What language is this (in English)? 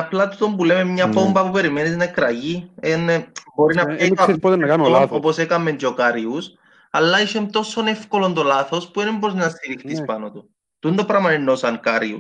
Greek